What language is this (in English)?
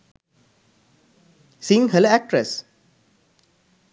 Sinhala